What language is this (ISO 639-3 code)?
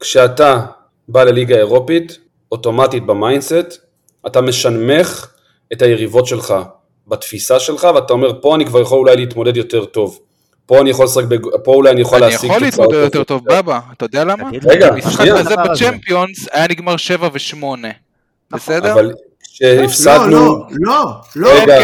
heb